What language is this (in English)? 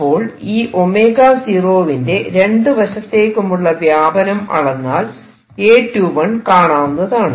Malayalam